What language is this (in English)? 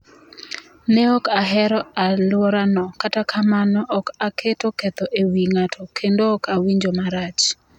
Luo (Kenya and Tanzania)